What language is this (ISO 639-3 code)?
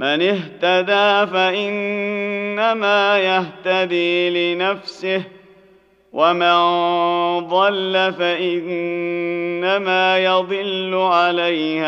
ara